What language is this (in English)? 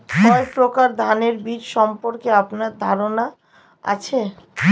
Bangla